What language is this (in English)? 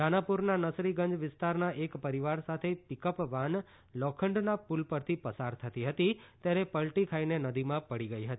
Gujarati